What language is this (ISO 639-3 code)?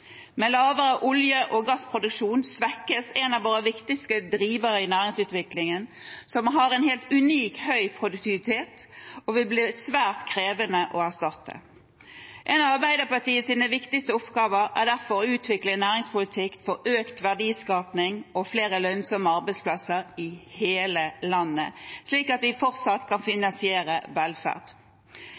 nor